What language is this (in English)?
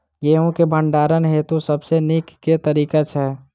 Maithili